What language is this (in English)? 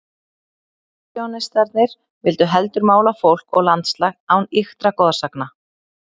Icelandic